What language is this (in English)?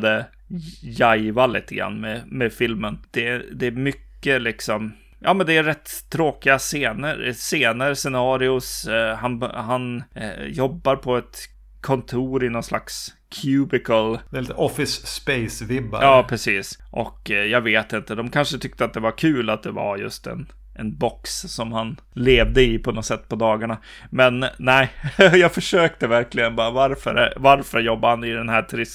Swedish